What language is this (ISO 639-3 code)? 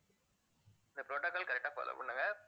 tam